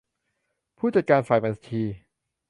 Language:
Thai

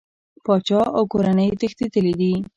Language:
Pashto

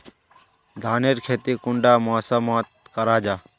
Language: Magahi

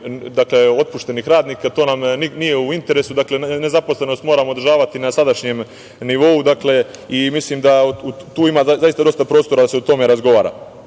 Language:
Serbian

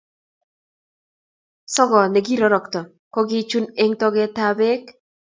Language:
Kalenjin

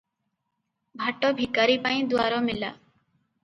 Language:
Odia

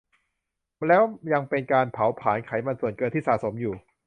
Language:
Thai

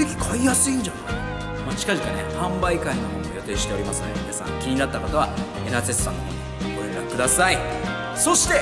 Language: Japanese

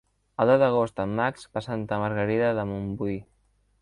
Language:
Catalan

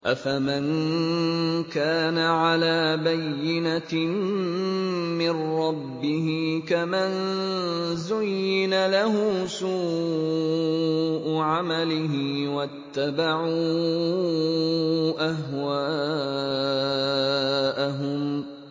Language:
Arabic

